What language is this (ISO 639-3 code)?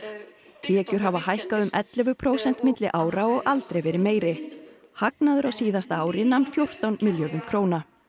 isl